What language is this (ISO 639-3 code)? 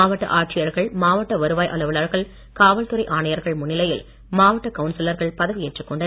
tam